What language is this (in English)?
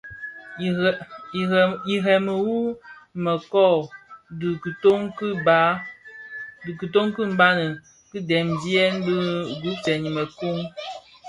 Bafia